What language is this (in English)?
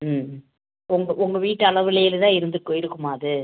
Tamil